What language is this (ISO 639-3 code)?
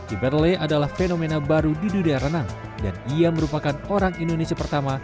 ind